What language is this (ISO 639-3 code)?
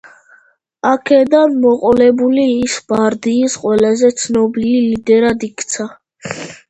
kat